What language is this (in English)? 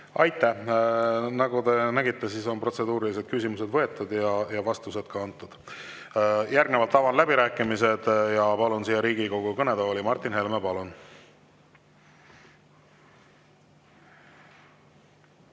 Estonian